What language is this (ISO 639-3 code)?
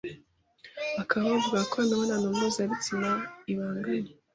kin